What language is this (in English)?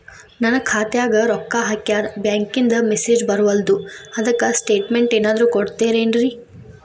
Kannada